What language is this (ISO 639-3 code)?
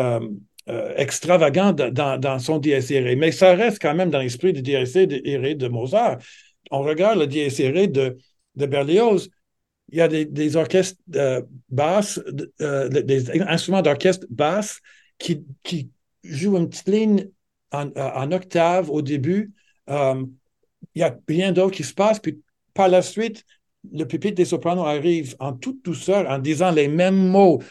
fra